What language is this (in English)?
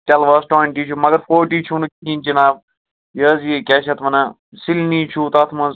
Kashmiri